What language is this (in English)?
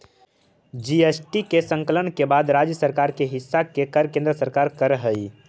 Magahi